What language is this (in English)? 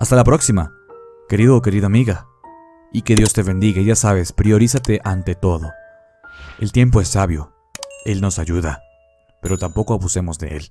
Spanish